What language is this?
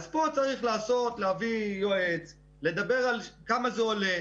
Hebrew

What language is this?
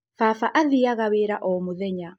Kikuyu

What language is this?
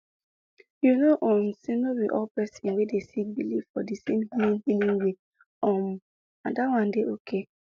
Nigerian Pidgin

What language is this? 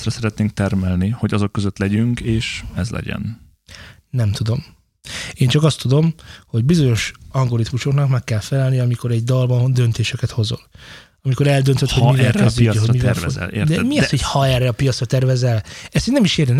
Hungarian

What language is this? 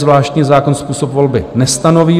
Czech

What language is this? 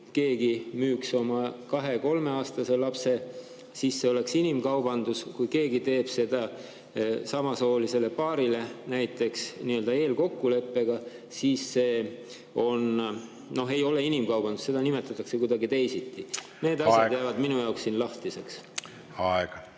Estonian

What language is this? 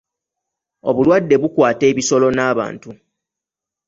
Ganda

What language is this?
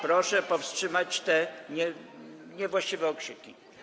Polish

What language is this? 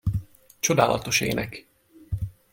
Hungarian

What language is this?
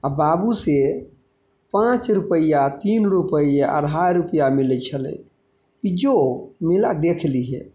Maithili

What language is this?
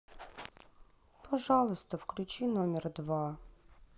Russian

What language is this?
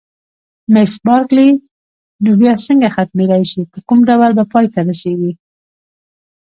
Pashto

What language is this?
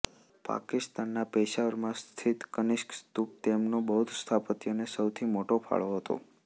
Gujarati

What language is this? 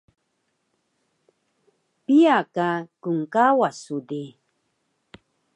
Taroko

